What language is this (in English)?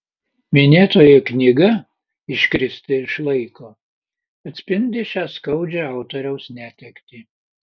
Lithuanian